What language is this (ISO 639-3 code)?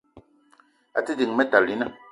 eto